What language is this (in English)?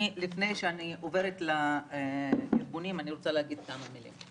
Hebrew